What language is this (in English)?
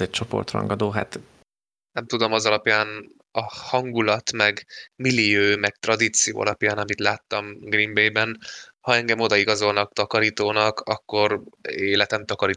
Hungarian